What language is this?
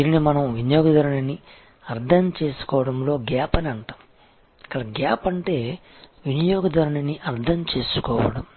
Telugu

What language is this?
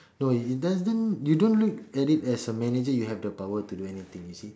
English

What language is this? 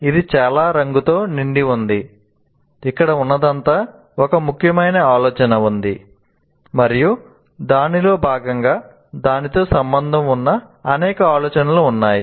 Telugu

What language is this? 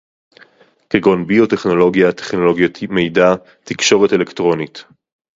Hebrew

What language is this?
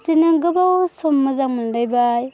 Bodo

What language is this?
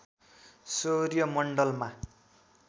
Nepali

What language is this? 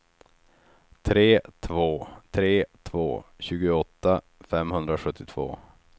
Swedish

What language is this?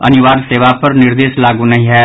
Maithili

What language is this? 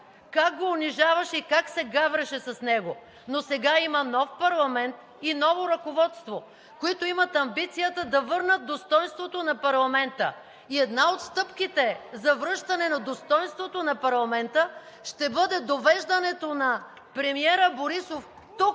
Bulgarian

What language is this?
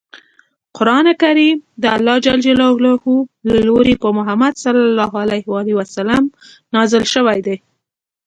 Pashto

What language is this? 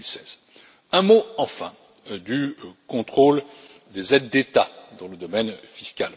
French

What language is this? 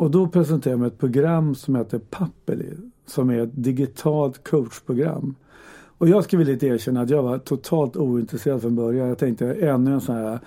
Swedish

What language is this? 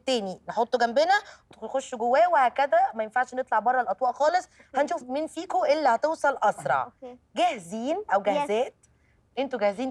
Arabic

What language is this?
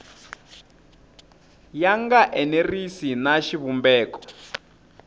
Tsonga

